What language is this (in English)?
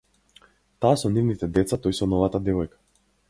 Macedonian